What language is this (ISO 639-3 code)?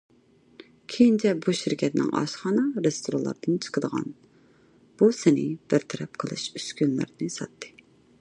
uig